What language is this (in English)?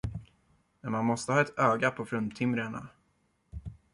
Swedish